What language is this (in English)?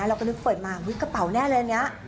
Thai